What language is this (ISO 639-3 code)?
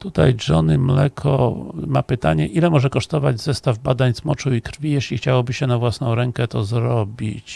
pol